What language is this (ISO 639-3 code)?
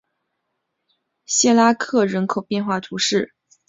zho